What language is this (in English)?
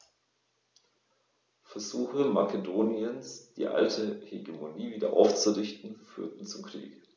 German